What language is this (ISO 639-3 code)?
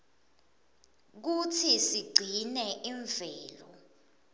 ssw